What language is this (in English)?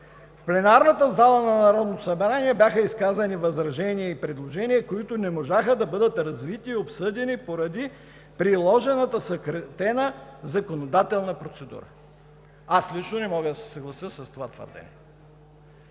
Bulgarian